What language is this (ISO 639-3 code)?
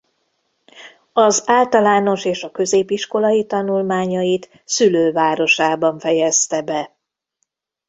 hun